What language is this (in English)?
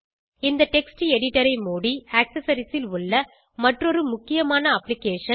Tamil